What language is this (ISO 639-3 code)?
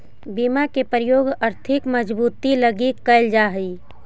mag